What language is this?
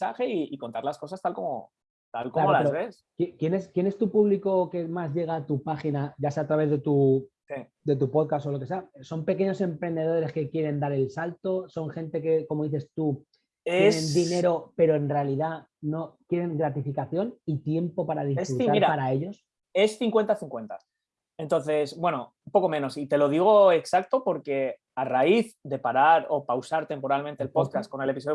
Spanish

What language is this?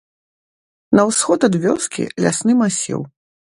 Belarusian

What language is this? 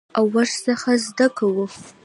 Pashto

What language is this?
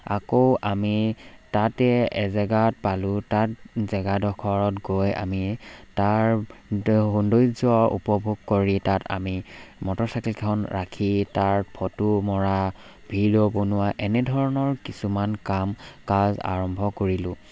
Assamese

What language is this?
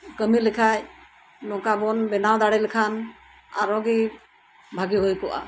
Santali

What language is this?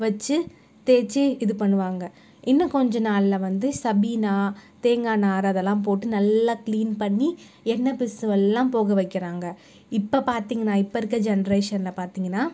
Tamil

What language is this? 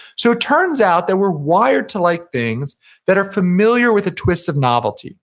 English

